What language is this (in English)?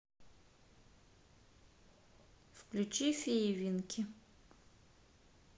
Russian